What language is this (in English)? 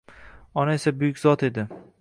Uzbek